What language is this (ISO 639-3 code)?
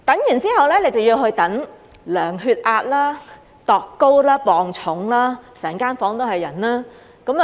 yue